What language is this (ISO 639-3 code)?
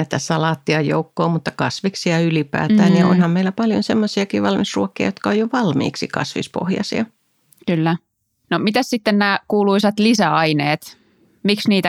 fin